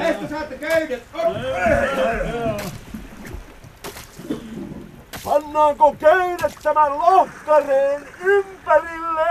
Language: Finnish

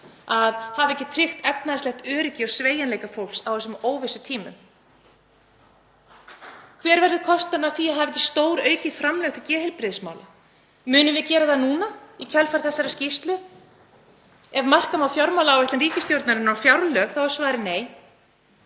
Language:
Icelandic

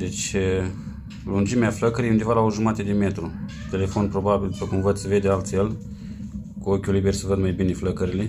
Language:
Romanian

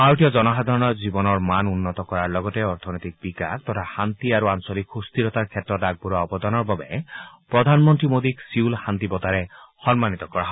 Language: Assamese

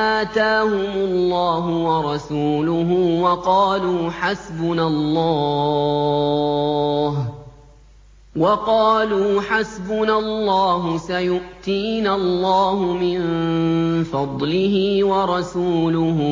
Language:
Arabic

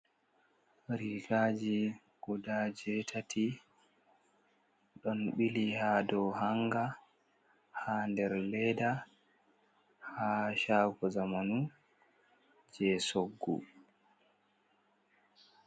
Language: Fula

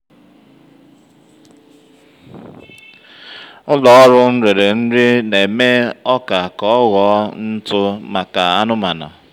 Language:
Igbo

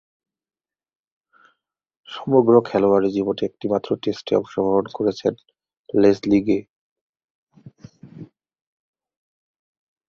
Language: Bangla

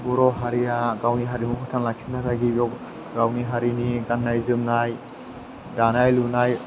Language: Bodo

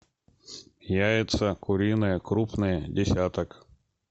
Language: Russian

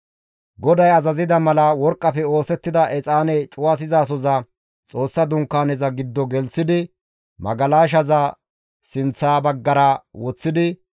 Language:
Gamo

